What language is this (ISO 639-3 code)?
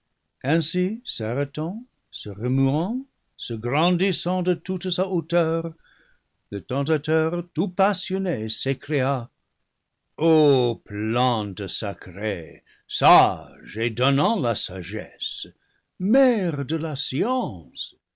fra